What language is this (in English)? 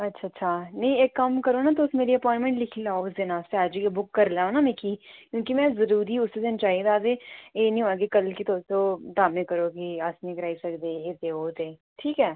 Dogri